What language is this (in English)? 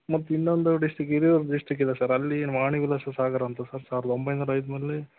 Kannada